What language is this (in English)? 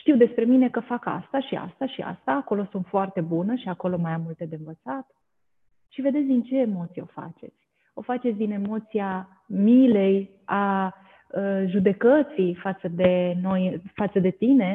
Romanian